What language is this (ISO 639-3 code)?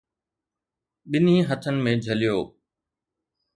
snd